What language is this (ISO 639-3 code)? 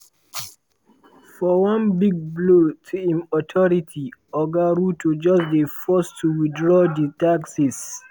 pcm